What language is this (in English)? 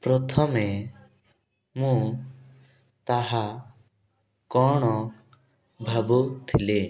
Odia